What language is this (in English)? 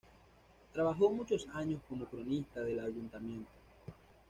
Spanish